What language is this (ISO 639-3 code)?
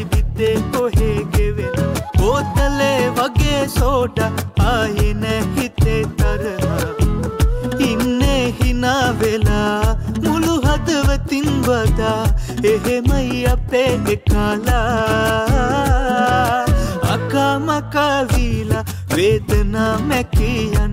hin